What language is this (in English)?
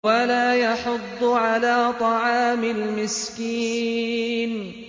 Arabic